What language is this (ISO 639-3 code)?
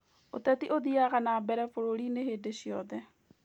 kik